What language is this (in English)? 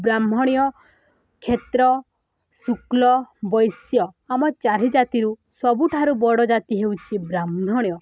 Odia